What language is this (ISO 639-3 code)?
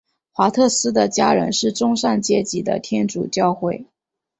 zho